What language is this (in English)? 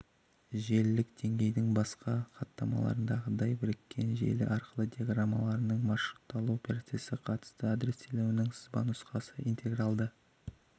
Kazakh